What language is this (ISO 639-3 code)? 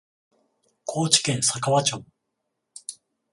jpn